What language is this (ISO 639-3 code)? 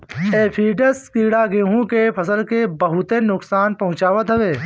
bho